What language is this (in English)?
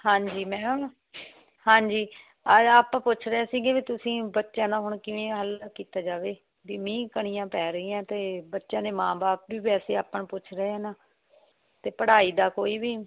Punjabi